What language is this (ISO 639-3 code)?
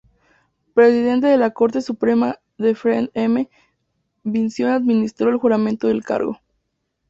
spa